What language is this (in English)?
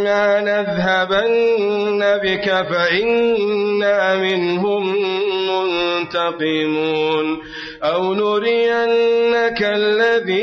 Arabic